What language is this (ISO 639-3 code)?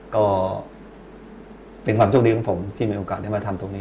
tha